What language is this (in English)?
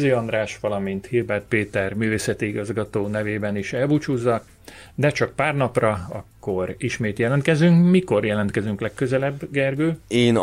Hungarian